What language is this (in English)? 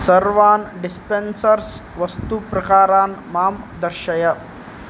Sanskrit